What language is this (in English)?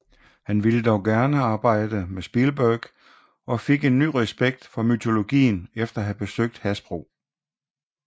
Danish